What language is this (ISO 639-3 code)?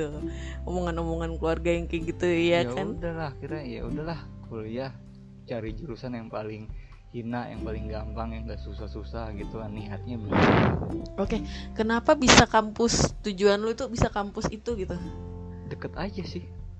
ind